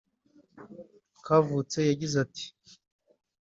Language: Kinyarwanda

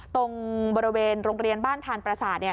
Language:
Thai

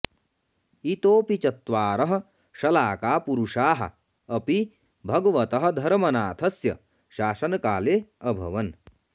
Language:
Sanskrit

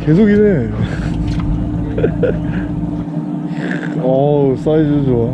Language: Korean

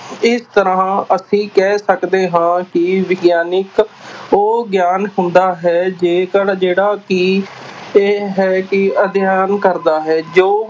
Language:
Punjabi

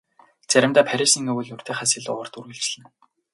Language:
Mongolian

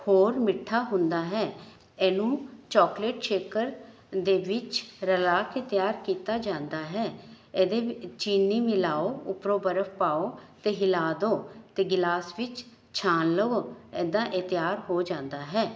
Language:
Punjabi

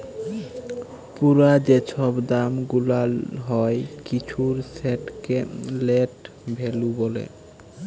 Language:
Bangla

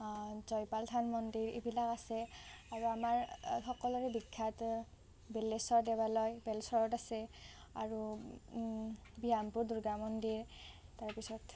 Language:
Assamese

